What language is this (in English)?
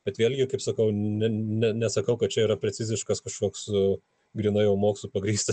Lithuanian